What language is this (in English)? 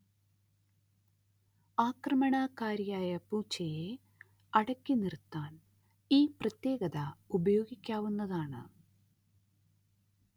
Malayalam